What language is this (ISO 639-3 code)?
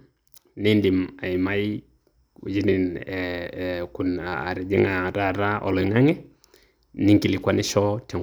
mas